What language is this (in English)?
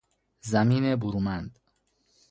Persian